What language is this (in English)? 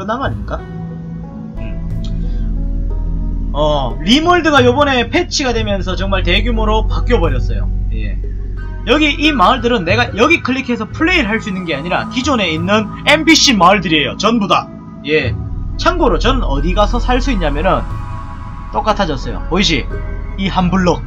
Korean